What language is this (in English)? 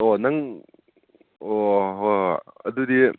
Manipuri